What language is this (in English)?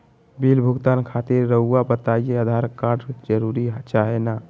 Magahi